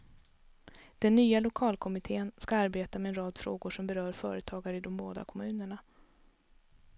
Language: Swedish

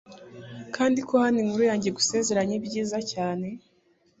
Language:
Kinyarwanda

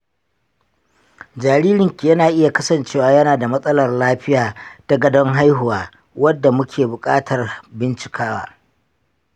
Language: Hausa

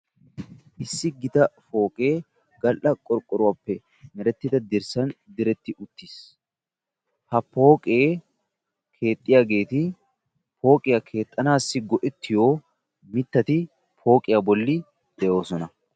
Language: Wolaytta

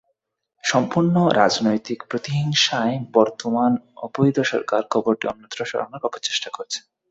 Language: Bangla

